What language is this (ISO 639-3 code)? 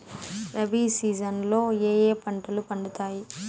tel